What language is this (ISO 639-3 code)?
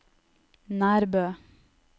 nor